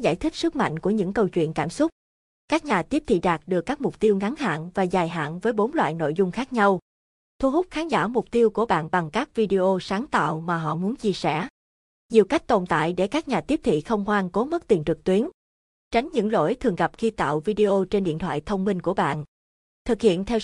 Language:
Vietnamese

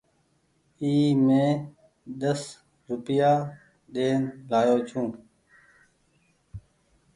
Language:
Goaria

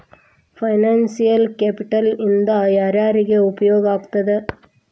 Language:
Kannada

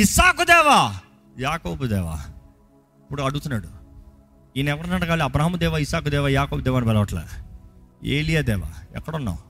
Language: Telugu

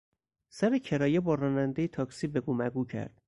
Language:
Persian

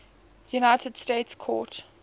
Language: English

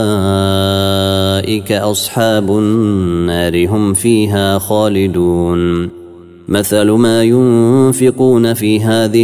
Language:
Arabic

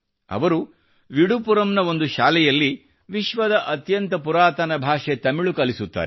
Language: Kannada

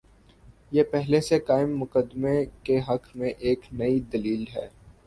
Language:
Urdu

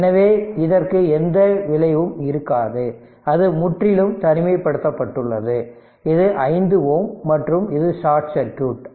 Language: Tamil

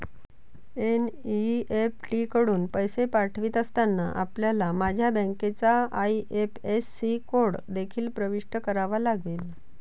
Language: Marathi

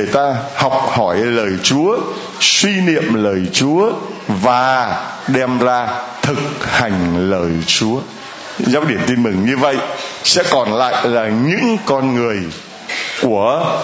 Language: Vietnamese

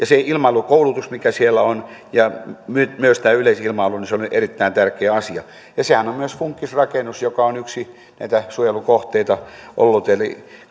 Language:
Finnish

